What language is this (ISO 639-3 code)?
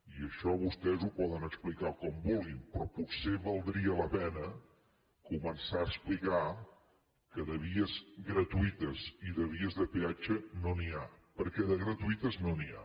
cat